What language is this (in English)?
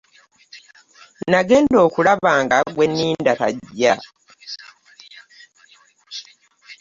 Ganda